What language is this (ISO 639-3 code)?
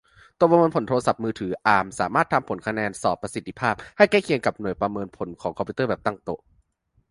tha